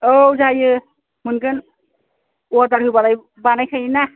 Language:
Bodo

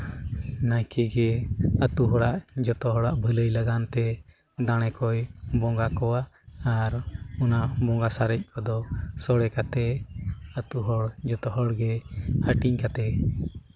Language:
Santali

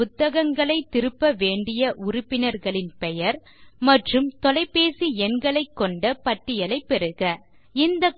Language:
Tamil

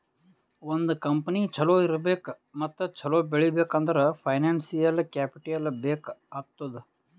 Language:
Kannada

